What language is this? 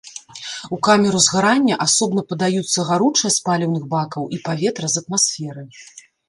Belarusian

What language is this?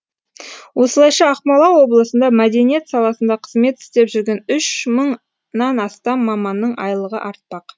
Kazakh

